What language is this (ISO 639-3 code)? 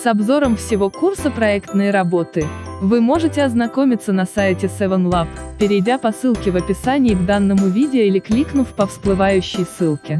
rus